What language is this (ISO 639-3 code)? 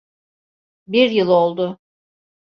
tur